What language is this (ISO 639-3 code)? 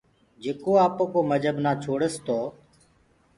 ggg